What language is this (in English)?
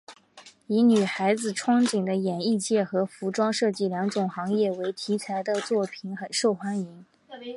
Chinese